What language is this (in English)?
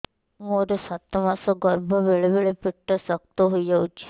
Odia